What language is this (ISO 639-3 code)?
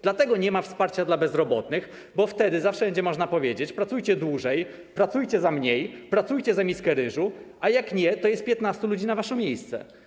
pol